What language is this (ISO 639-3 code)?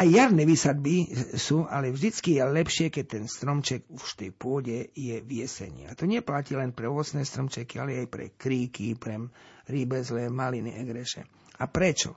slk